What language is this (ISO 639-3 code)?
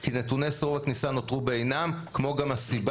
heb